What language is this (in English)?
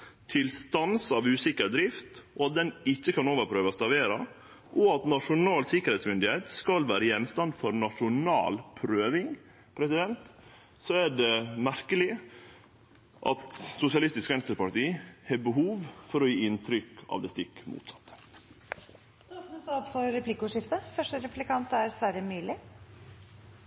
Norwegian